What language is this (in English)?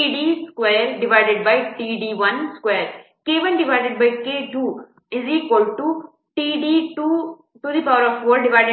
Kannada